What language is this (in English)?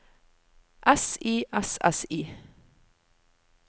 Norwegian